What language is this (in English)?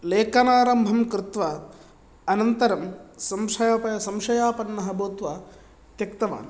Sanskrit